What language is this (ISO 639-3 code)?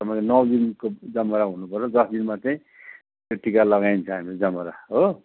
nep